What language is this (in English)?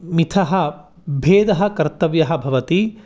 Sanskrit